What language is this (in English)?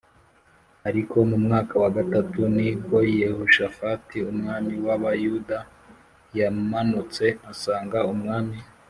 Kinyarwanda